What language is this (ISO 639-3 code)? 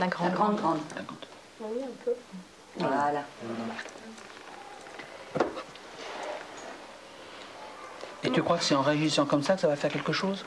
fra